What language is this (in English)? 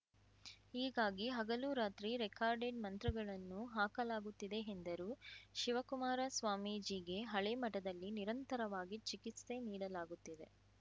Kannada